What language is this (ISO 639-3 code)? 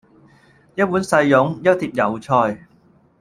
yue